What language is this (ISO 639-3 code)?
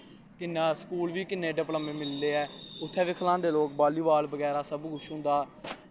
doi